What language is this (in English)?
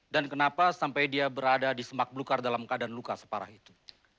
Indonesian